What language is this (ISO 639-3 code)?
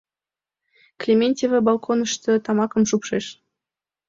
chm